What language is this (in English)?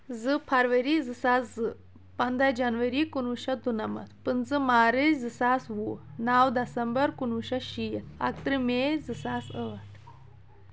Kashmiri